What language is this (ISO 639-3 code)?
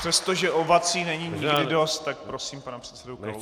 ces